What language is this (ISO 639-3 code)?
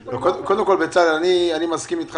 heb